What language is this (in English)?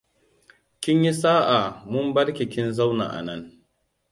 Hausa